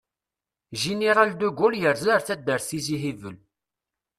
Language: Kabyle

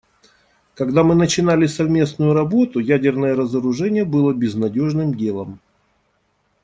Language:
Russian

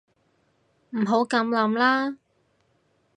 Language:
Cantonese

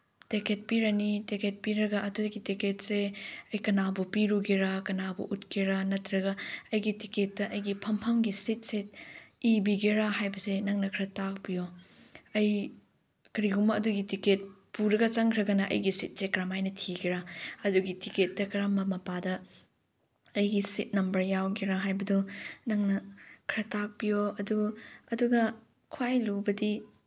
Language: Manipuri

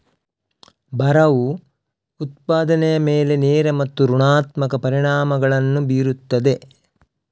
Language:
Kannada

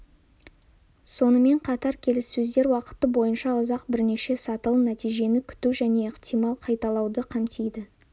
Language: Kazakh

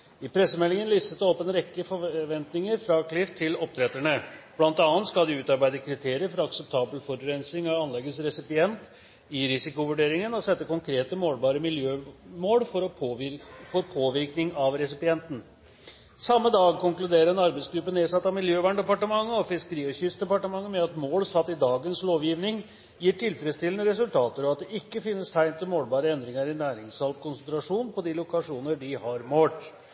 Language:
Norwegian Bokmål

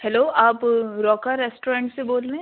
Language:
Urdu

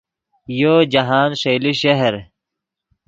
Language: Yidgha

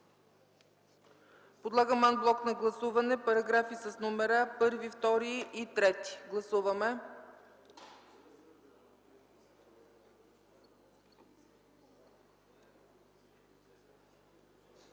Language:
Bulgarian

